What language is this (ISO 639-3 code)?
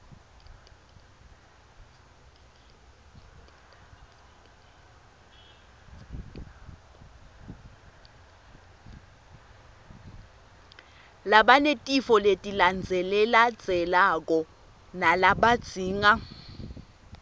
ssw